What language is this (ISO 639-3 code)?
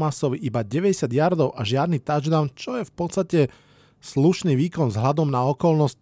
slk